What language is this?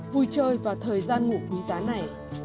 Vietnamese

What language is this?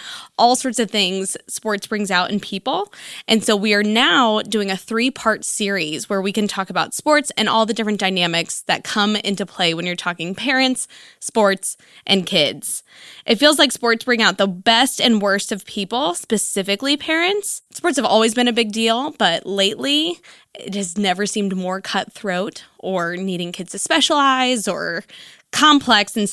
English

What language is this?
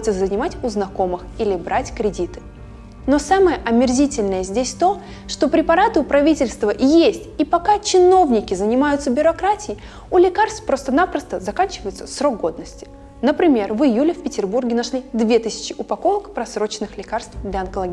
Russian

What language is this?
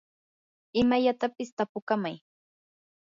Yanahuanca Pasco Quechua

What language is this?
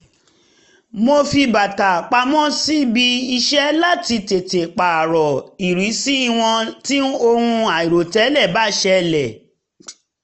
Yoruba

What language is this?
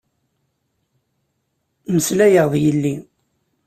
Kabyle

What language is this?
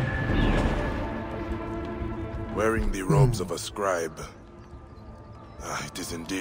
Korean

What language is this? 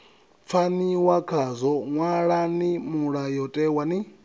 Venda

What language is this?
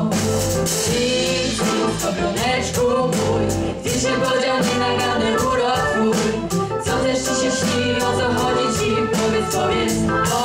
Polish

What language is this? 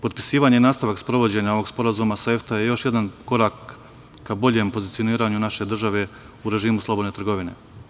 Serbian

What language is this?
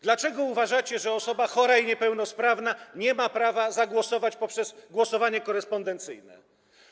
Polish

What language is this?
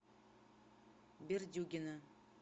Russian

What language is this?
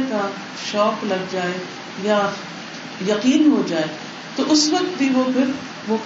Urdu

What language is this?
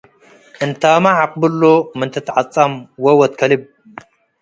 Tigre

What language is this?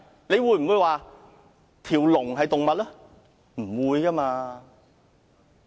Cantonese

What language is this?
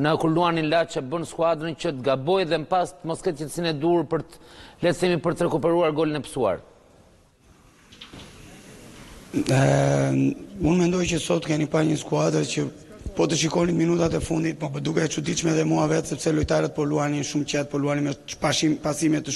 Portuguese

